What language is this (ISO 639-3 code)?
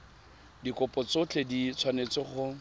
tsn